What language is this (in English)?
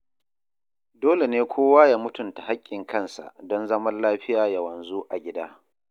Hausa